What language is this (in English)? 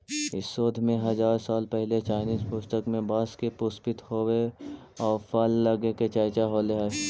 Magahi